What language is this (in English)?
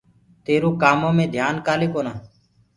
Gurgula